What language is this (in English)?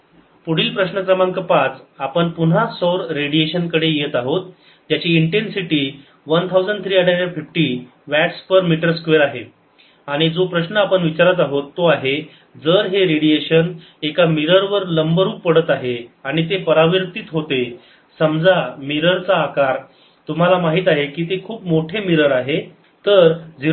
Marathi